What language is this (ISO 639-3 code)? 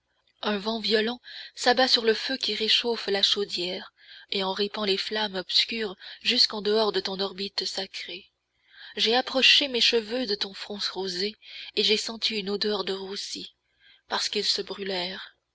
fra